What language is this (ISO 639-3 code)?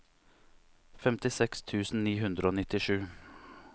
nor